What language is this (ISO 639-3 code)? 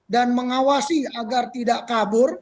ind